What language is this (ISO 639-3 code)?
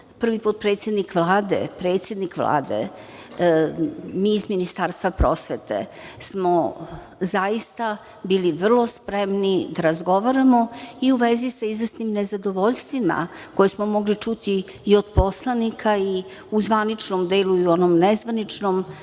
srp